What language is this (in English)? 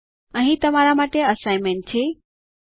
Gujarati